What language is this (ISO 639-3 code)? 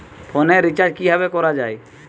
ben